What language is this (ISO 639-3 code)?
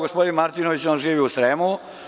srp